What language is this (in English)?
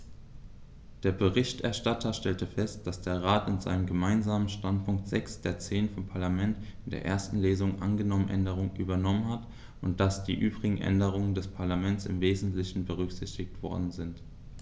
German